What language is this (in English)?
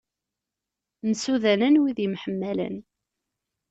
Kabyle